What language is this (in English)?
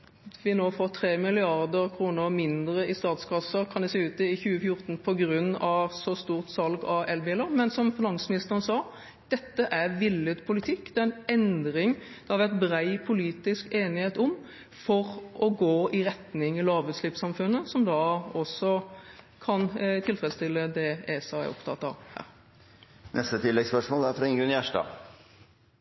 Norwegian